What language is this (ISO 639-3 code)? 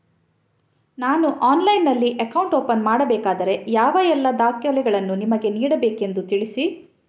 kan